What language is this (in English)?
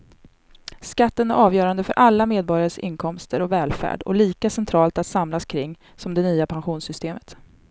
Swedish